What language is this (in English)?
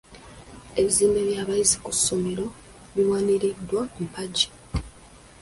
Ganda